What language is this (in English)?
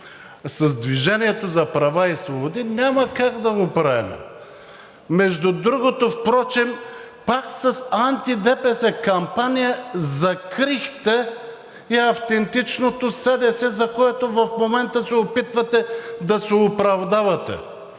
Bulgarian